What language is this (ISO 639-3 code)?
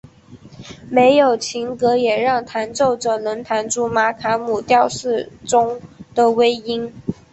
zho